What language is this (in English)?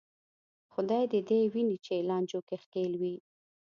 Pashto